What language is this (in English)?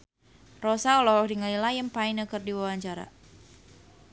Sundanese